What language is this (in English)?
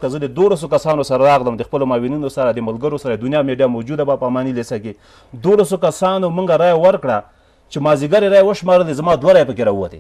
Persian